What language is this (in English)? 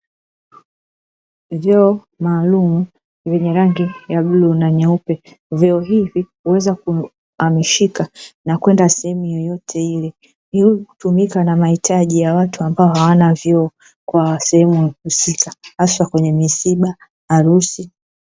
Swahili